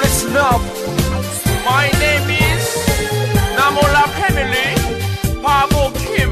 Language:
Korean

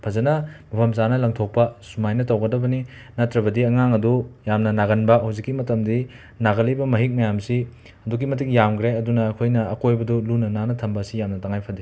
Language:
Manipuri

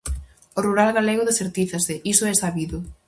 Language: Galician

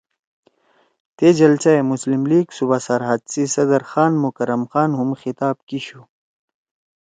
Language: Torwali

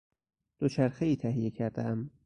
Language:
Persian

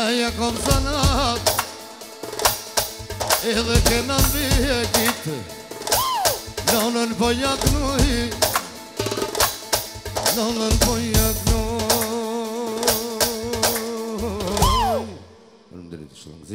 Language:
Romanian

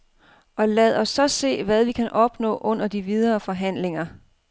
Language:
Danish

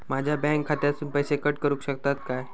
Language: Marathi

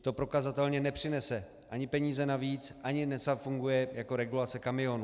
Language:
Czech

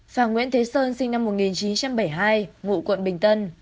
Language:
Vietnamese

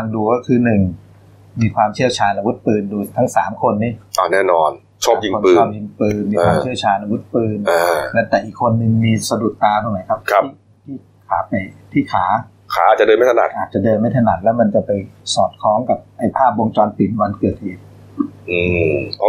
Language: Thai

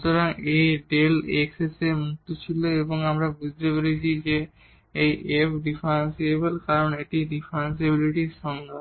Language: Bangla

